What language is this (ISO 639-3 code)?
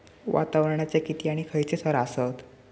mar